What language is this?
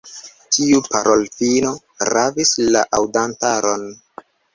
Esperanto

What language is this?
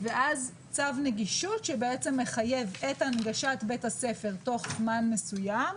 Hebrew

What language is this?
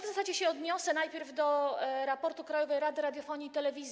Polish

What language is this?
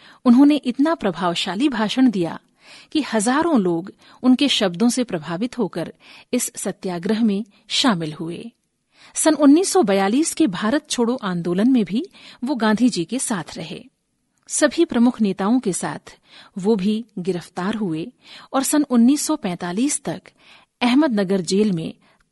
Hindi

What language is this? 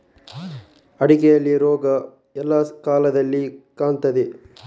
Kannada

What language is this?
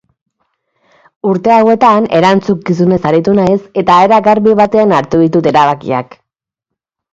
Basque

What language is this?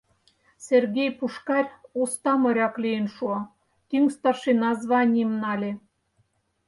Mari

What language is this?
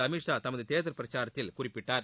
Tamil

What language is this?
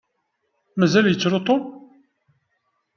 Kabyle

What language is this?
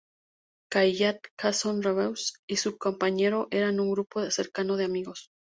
Spanish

